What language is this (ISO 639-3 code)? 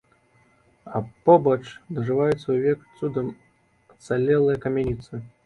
bel